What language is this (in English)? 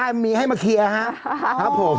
Thai